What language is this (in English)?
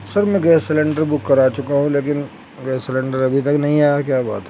Urdu